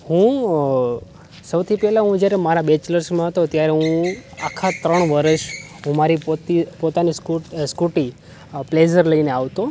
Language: Gujarati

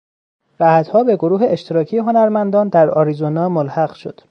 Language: Persian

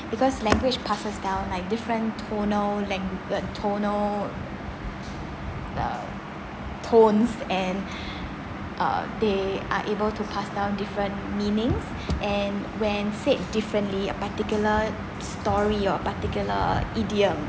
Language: English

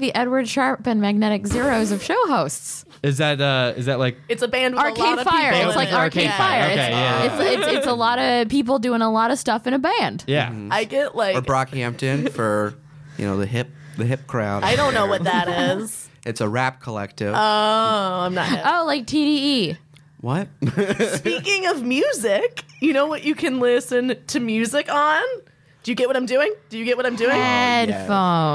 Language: English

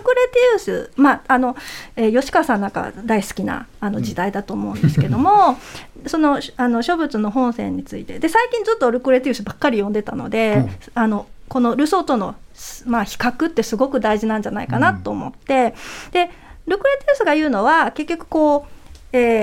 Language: Japanese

